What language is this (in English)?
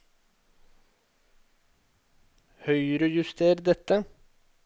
Norwegian